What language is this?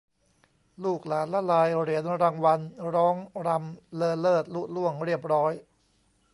Thai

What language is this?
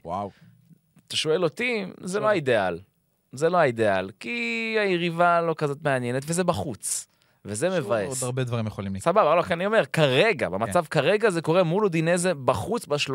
Hebrew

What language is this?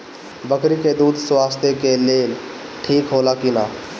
Bhojpuri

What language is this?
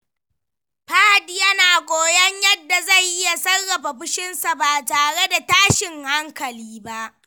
Hausa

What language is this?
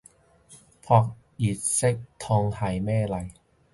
Cantonese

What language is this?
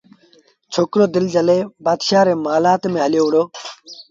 Sindhi Bhil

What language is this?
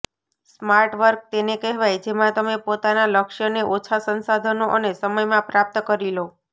Gujarati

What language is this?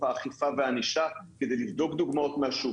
Hebrew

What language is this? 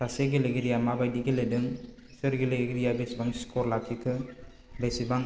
Bodo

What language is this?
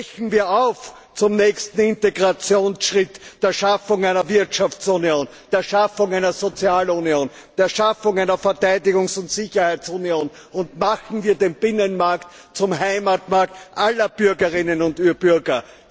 German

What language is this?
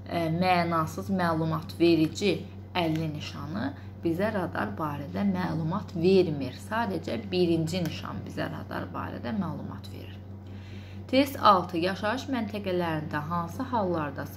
Turkish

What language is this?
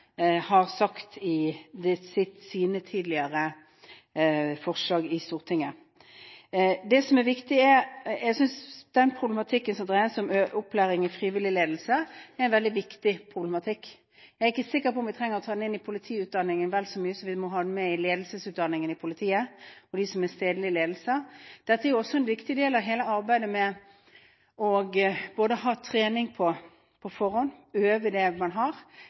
Norwegian Bokmål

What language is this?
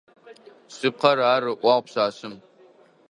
Adyghe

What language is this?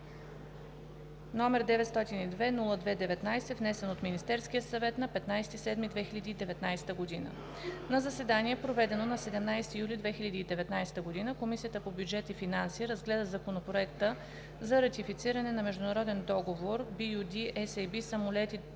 Bulgarian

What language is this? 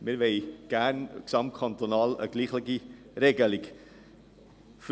Swiss German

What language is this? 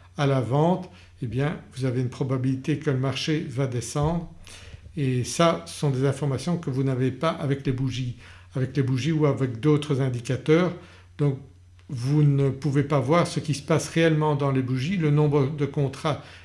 French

